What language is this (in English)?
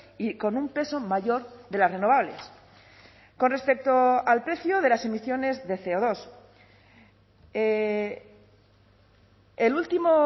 Spanish